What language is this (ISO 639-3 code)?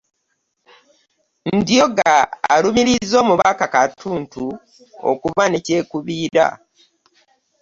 lug